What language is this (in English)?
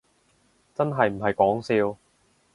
Cantonese